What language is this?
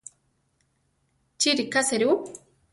Central Tarahumara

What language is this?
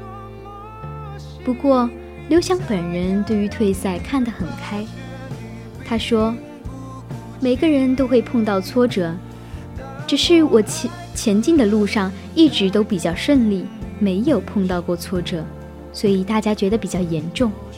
Chinese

